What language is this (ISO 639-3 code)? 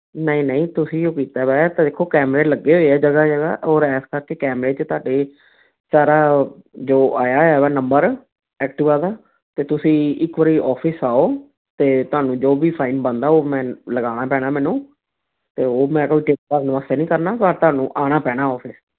pan